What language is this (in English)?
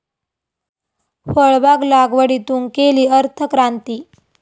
Marathi